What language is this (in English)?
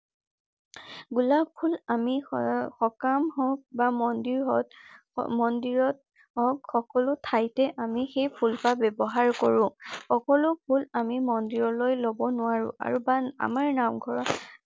Assamese